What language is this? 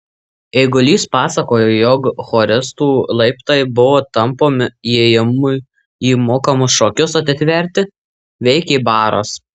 Lithuanian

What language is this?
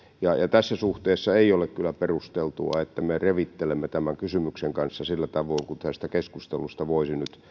Finnish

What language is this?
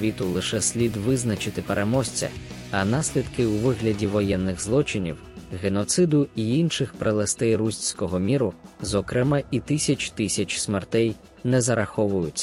Ukrainian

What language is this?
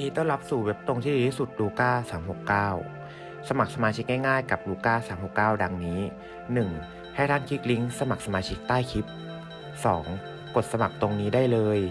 Thai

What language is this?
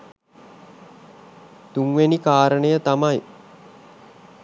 Sinhala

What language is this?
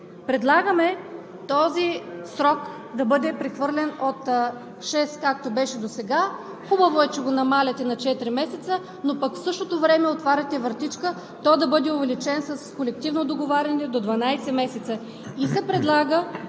Bulgarian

